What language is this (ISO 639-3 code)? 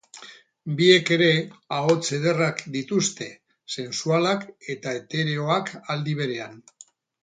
eus